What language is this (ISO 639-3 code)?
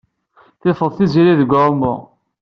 kab